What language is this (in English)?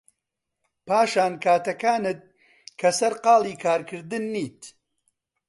Central Kurdish